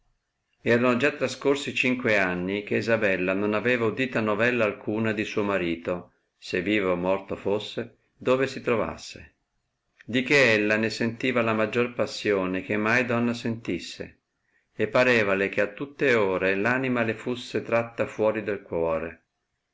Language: Italian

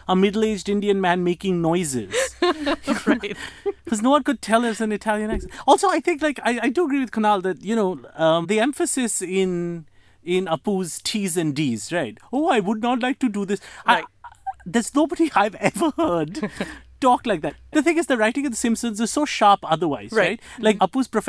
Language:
English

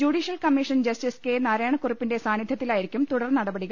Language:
Malayalam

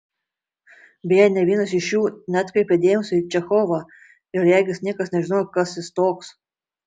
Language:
Lithuanian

